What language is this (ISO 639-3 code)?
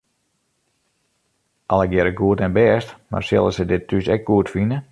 fry